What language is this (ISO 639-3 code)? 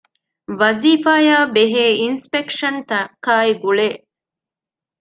div